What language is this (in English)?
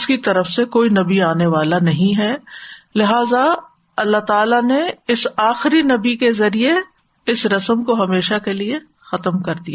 Urdu